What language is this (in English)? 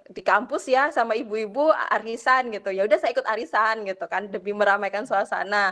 Indonesian